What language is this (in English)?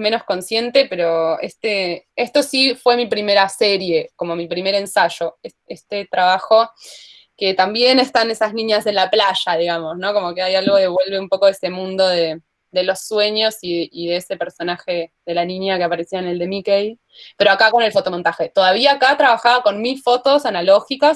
Spanish